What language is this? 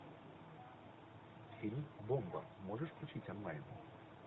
Russian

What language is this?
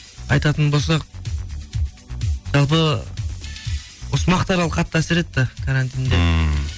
Kazakh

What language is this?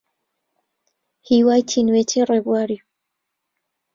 Central Kurdish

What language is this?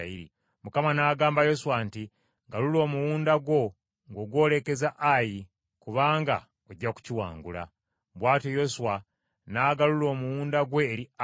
Ganda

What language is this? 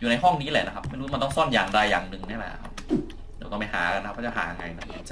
Thai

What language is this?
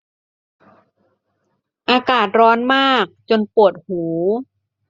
Thai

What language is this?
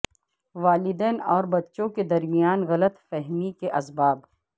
Urdu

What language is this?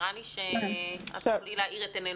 Hebrew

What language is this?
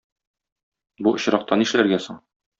Tatar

